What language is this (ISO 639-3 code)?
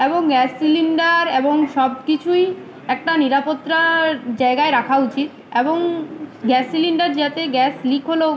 ben